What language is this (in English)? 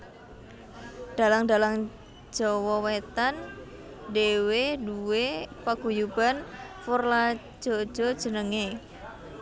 Javanese